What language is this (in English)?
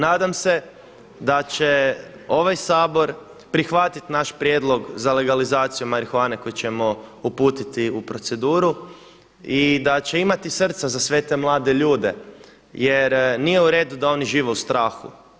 Croatian